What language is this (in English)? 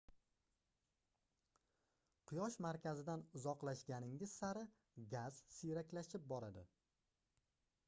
Uzbek